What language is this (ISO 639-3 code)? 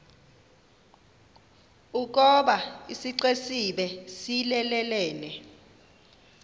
xho